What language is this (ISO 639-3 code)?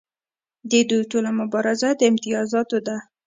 pus